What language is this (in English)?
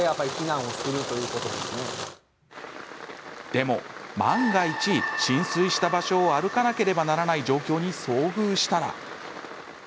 Japanese